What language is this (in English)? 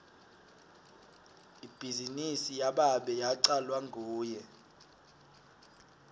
Swati